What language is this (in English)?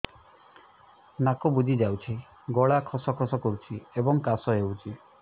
Odia